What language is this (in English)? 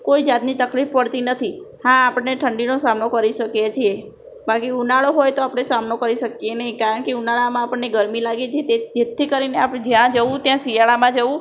Gujarati